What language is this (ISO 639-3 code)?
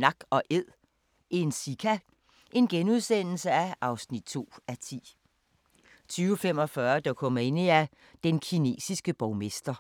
dan